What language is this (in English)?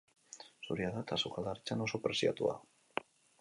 Basque